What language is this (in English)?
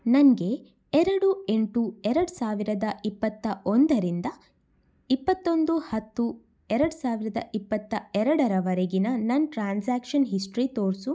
Kannada